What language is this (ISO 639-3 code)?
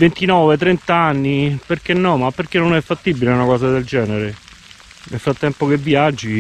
ita